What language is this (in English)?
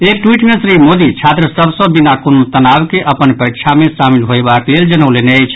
Maithili